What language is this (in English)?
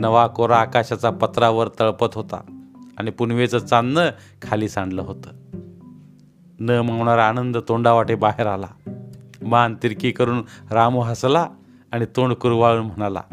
Marathi